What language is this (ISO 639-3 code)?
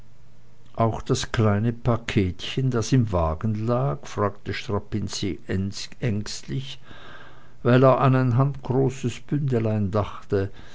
deu